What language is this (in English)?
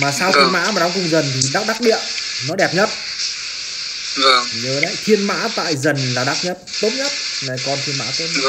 Vietnamese